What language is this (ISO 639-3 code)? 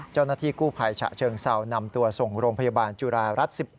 tha